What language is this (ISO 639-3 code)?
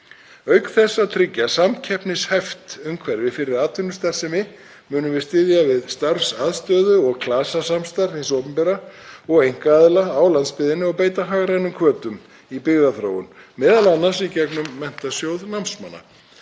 isl